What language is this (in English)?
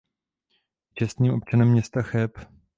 Czech